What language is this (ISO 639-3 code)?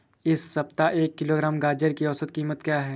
hin